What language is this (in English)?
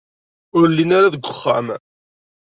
Kabyle